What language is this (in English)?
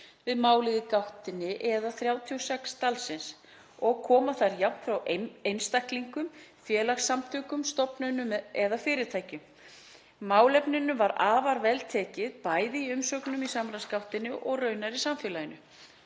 Icelandic